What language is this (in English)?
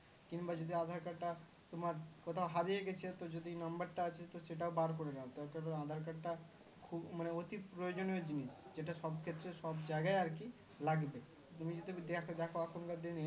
Bangla